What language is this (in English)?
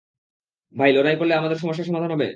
Bangla